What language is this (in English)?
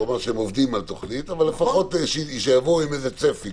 Hebrew